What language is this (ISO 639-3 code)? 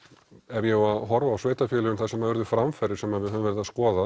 isl